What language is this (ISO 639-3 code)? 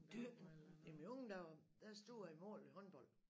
dan